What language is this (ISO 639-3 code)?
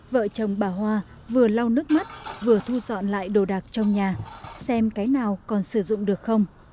vie